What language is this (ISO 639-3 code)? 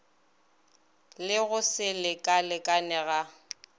nso